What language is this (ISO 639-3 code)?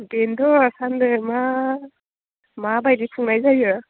brx